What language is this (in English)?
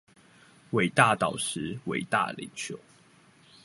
Chinese